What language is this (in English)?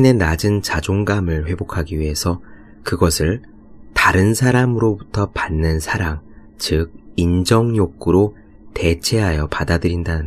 Korean